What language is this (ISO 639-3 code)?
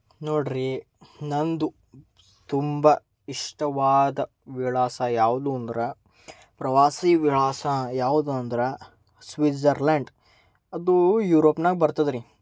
kan